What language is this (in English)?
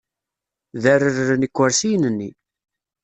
Kabyle